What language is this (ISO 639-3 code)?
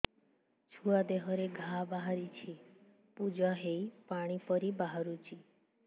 ori